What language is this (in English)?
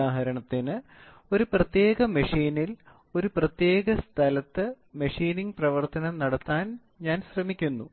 Malayalam